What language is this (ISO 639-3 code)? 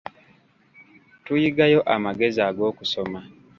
lug